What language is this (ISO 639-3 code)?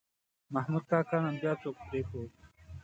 pus